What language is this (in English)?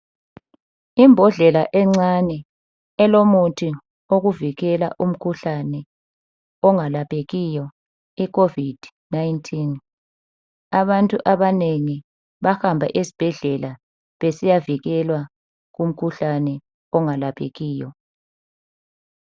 North Ndebele